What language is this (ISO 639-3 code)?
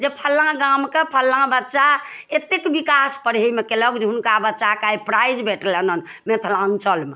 mai